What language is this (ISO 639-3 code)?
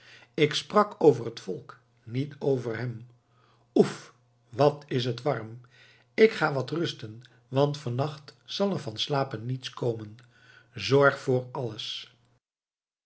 nld